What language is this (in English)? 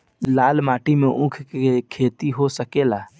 Bhojpuri